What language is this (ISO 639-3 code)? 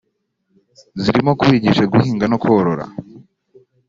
kin